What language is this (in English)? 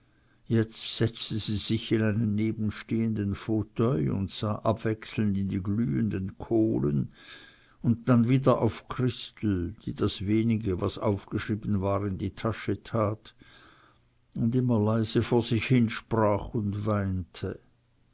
German